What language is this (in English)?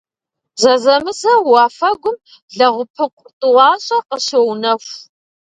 Kabardian